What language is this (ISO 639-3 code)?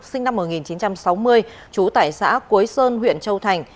vie